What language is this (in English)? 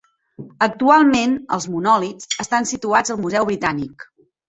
Catalan